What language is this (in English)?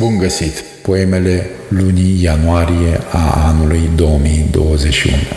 Romanian